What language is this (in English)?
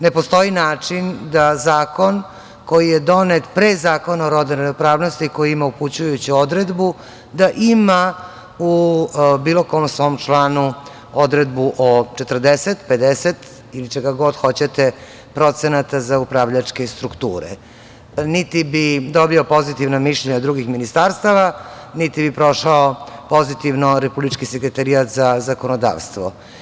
Serbian